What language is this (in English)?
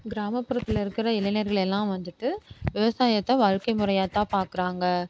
Tamil